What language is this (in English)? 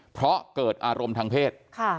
Thai